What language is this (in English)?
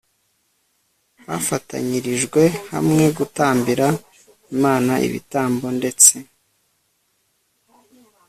Kinyarwanda